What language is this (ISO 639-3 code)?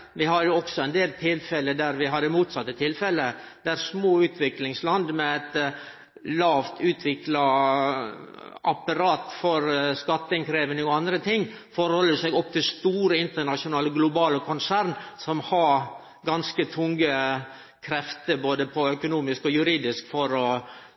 nno